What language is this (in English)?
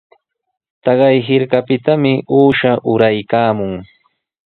Sihuas Ancash Quechua